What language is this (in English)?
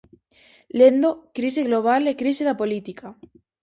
Galician